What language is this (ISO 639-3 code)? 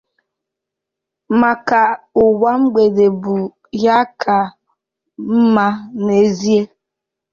ibo